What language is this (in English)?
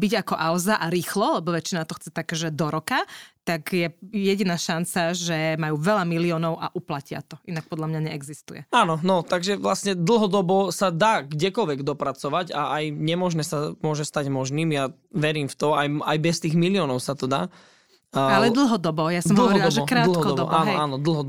Slovak